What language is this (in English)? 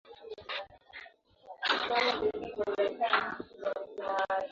Swahili